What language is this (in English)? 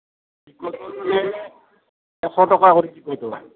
Assamese